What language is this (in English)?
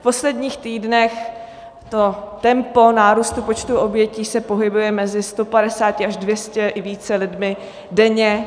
Czech